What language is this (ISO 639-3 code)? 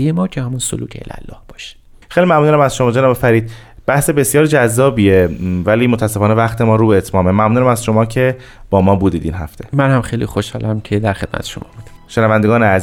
fas